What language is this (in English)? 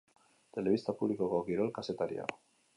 Basque